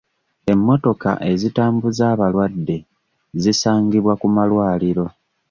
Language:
Ganda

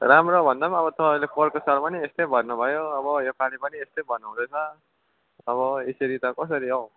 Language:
Nepali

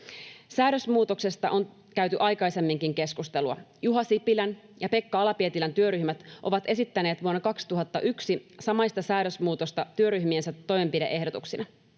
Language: Finnish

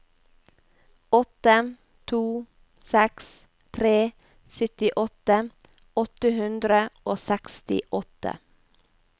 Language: Norwegian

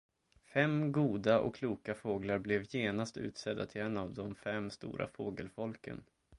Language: Swedish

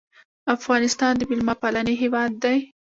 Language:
Pashto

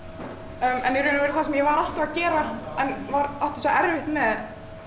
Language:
Icelandic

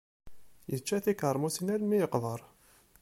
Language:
Kabyle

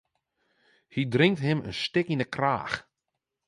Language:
Western Frisian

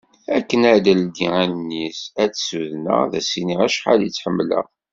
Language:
Kabyle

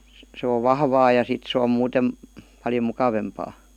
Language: Finnish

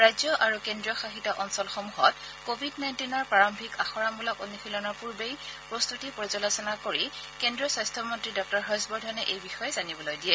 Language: Assamese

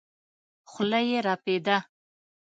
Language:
Pashto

